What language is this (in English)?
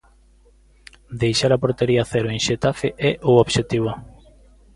Galician